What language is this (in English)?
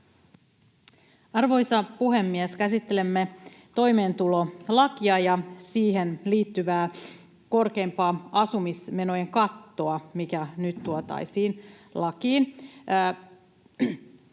Finnish